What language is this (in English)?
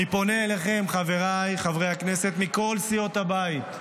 Hebrew